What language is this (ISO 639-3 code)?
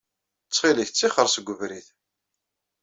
kab